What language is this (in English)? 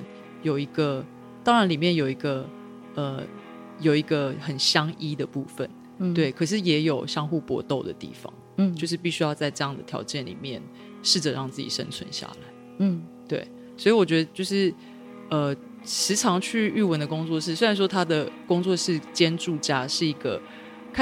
Chinese